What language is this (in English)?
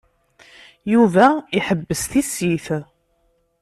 Kabyle